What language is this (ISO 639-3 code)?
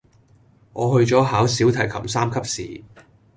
yue